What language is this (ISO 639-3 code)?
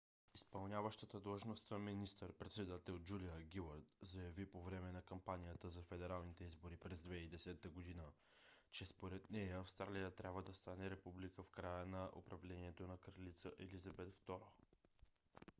bul